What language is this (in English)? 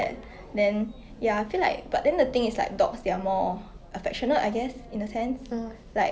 English